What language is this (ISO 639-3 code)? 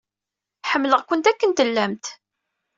kab